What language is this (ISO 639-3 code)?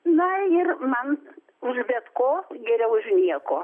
lit